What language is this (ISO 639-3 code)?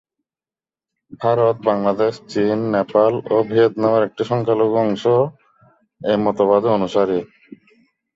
ben